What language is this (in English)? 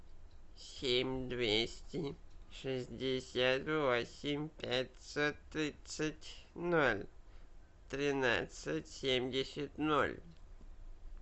Russian